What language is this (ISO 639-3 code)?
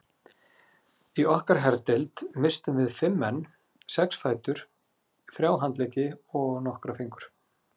isl